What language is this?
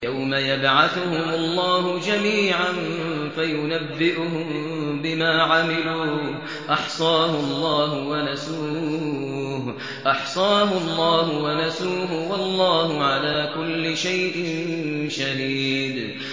Arabic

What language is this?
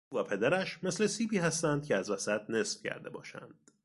Persian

